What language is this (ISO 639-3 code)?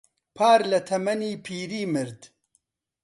ckb